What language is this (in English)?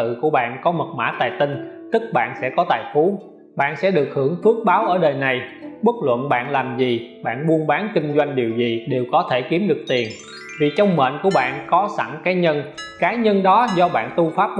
Vietnamese